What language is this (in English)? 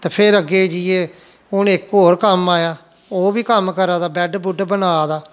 Dogri